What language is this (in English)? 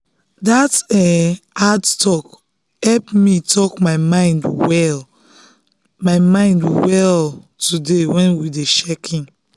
Nigerian Pidgin